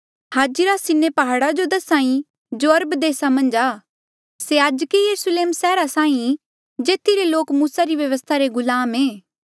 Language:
Mandeali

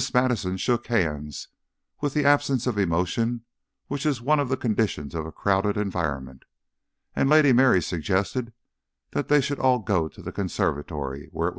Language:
English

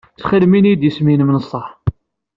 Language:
Kabyle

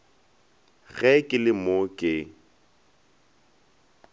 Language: Northern Sotho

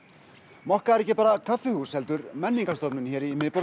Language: Icelandic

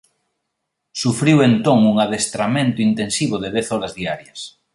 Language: Galician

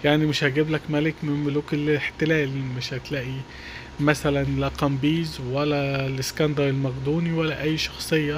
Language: Arabic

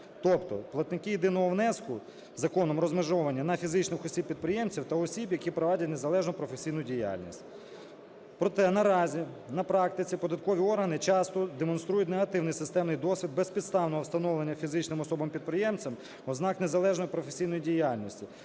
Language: Ukrainian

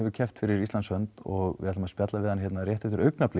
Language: Icelandic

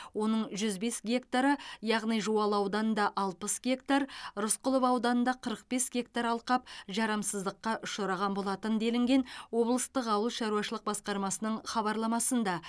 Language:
Kazakh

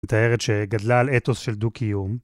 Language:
Hebrew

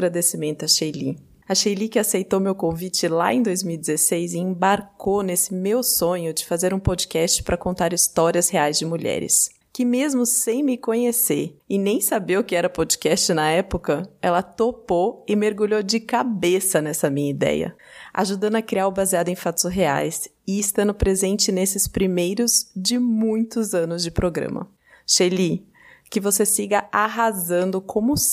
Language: Portuguese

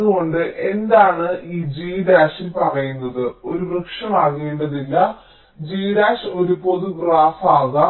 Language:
Malayalam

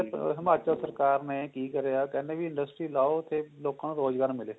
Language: Punjabi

